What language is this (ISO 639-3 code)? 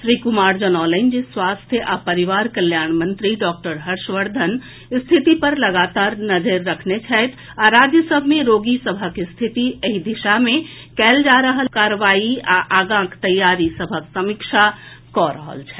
mai